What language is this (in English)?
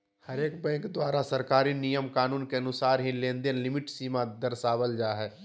Magahi